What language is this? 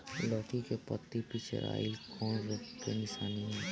Bhojpuri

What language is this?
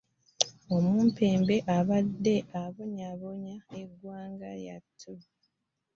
Ganda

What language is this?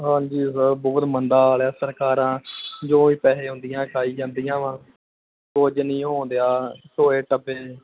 Punjabi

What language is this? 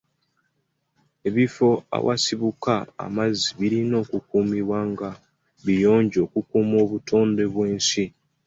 Ganda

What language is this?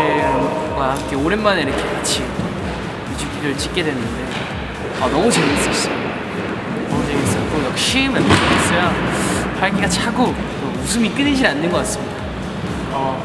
Korean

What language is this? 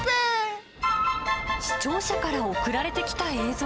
Japanese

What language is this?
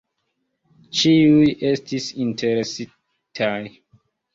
Esperanto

